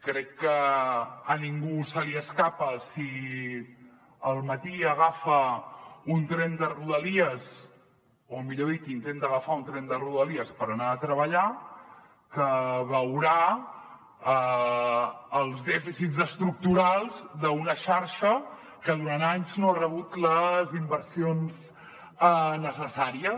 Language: Catalan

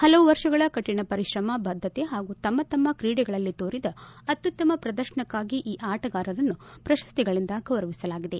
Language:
Kannada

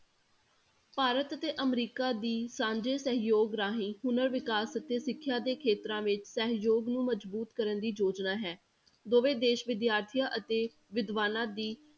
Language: Punjabi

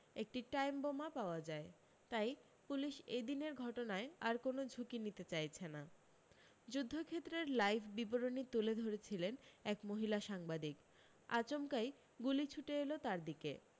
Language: Bangla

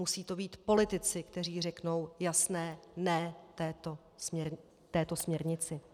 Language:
Czech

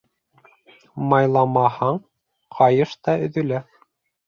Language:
Bashkir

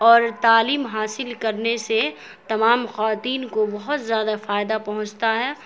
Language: Urdu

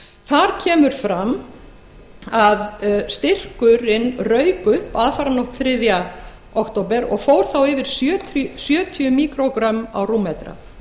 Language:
Icelandic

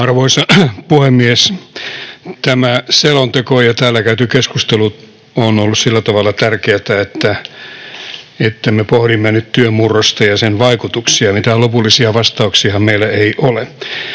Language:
Finnish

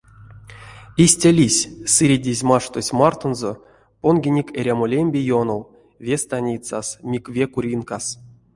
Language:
Erzya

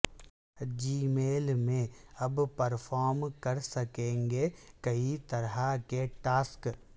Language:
Urdu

